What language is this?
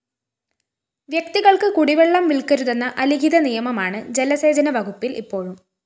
Malayalam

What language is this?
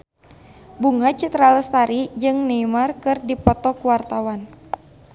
Sundanese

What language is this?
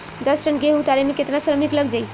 Bhojpuri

